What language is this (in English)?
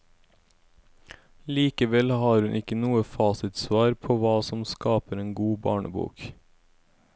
Norwegian